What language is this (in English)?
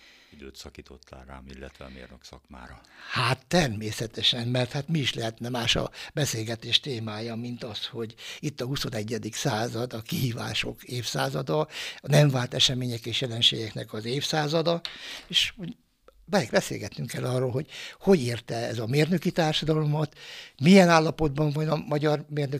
Hungarian